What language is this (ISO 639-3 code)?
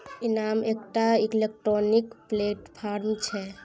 mai